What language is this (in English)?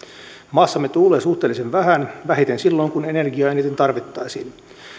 Finnish